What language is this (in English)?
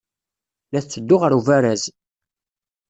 Kabyle